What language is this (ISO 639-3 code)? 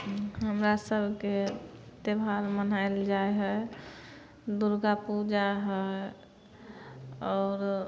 mai